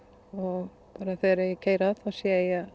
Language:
Icelandic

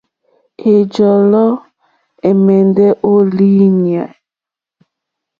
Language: Mokpwe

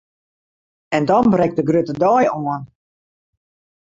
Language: Western Frisian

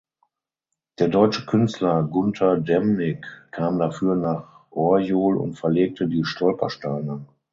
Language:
German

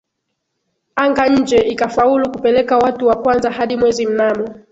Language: Swahili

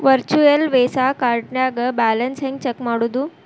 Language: Kannada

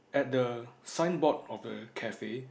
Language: English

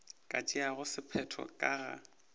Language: Northern Sotho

